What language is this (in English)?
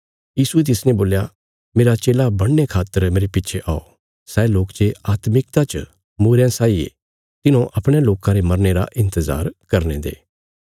Bilaspuri